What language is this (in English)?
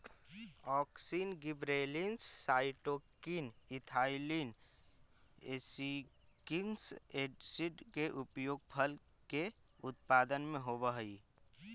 Magahi